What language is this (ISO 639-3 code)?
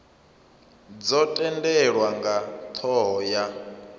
ven